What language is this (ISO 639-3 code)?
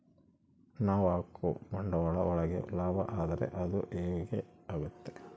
kan